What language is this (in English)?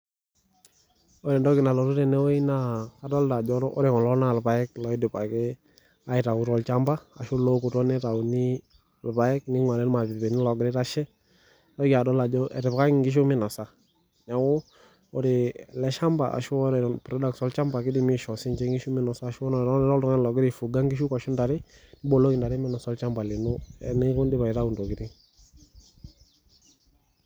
Masai